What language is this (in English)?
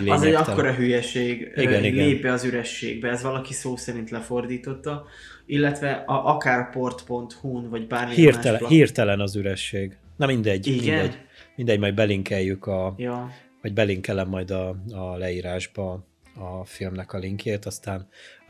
Hungarian